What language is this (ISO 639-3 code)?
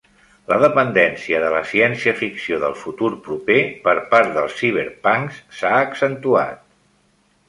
cat